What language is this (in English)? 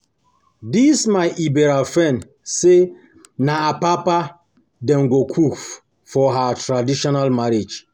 Nigerian Pidgin